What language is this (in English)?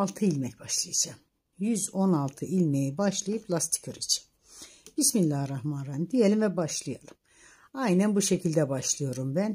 Turkish